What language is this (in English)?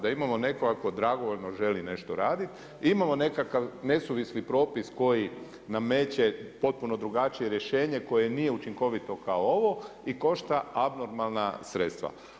Croatian